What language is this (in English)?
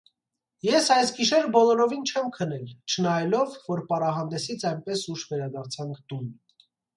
Armenian